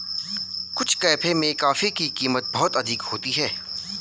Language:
Hindi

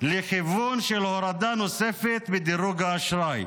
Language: Hebrew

